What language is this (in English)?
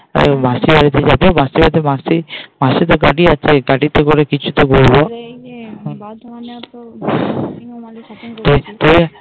Bangla